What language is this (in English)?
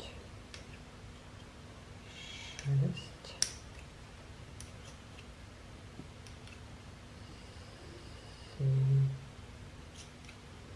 Russian